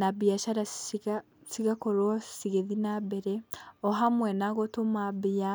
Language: Kikuyu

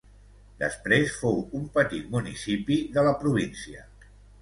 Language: Catalan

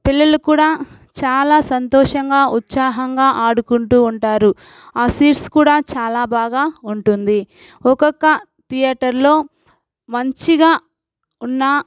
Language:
Telugu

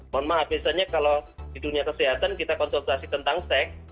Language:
Indonesian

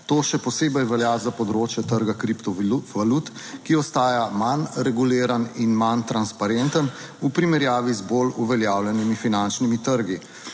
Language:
Slovenian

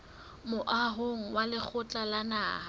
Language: Southern Sotho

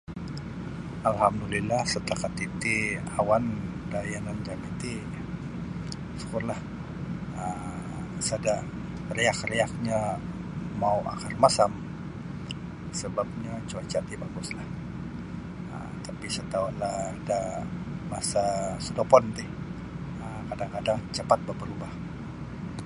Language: Sabah Bisaya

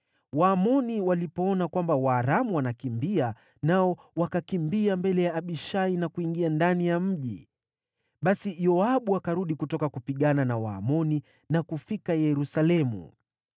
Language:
Swahili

